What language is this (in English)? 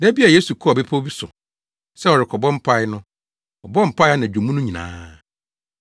Akan